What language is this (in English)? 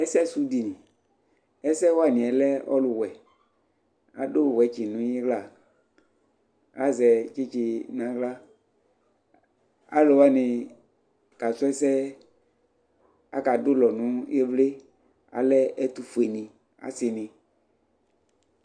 Ikposo